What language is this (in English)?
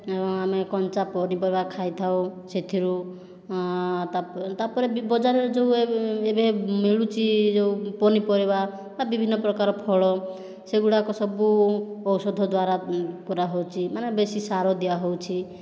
Odia